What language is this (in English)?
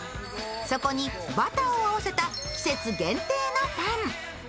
Japanese